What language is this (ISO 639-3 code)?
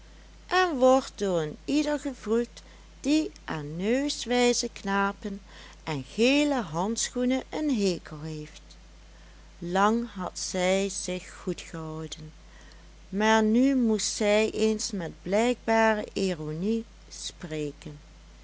nld